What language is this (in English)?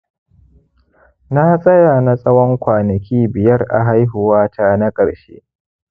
Hausa